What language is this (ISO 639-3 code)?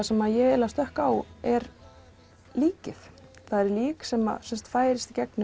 isl